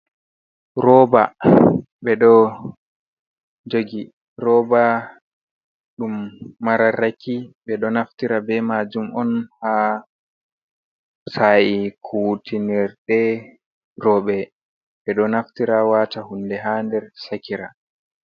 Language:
Fula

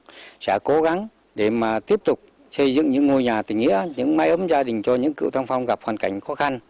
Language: Vietnamese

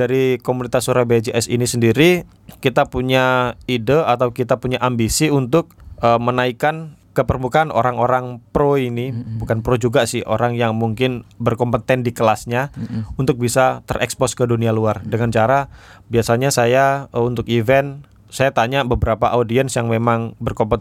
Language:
Indonesian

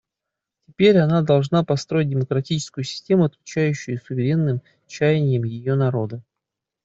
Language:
Russian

